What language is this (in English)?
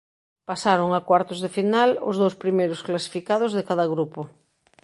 Galician